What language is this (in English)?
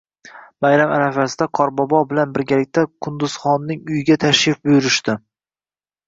Uzbek